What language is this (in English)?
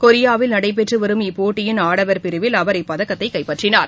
Tamil